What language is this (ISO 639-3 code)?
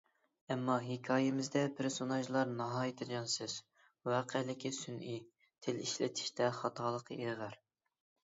uig